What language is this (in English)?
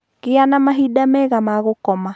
Kikuyu